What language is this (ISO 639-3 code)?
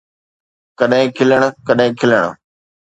snd